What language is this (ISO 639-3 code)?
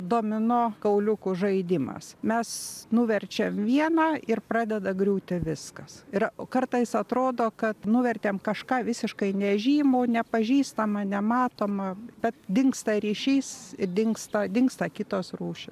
lit